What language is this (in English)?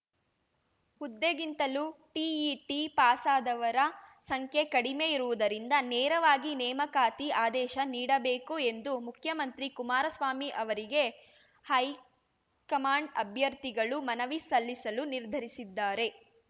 Kannada